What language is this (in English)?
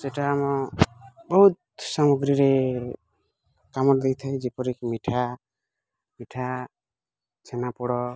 Odia